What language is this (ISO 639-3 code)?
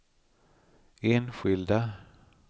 swe